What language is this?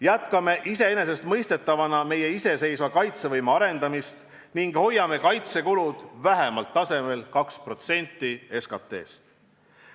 Estonian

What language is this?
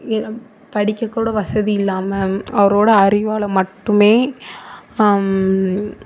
Tamil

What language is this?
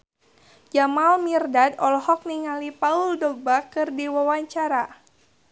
Sundanese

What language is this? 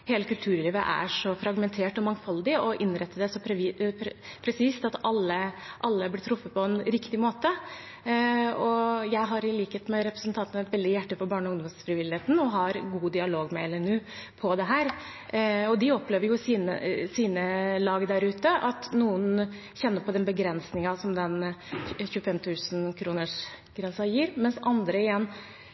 Norwegian Bokmål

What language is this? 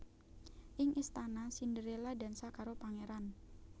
Javanese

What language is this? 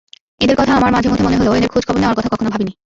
Bangla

